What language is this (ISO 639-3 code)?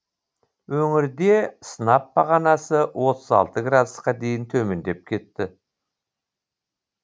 kaz